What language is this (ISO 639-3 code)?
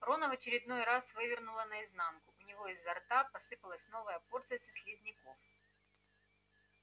rus